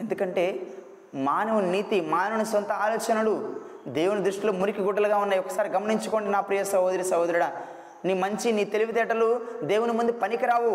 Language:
Telugu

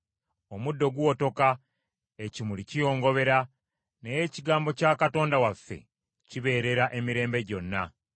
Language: Ganda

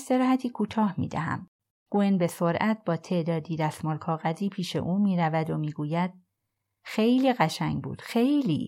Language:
Persian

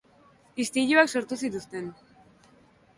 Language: Basque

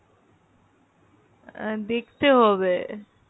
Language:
Bangla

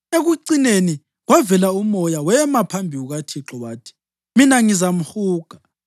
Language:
North Ndebele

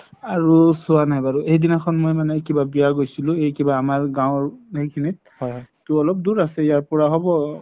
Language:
Assamese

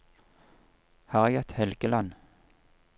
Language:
Norwegian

